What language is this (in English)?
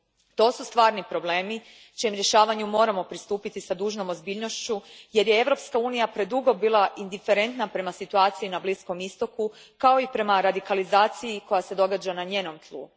Croatian